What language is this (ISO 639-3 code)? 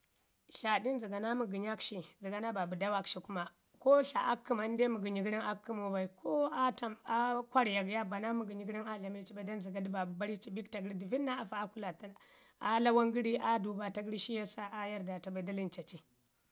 ngi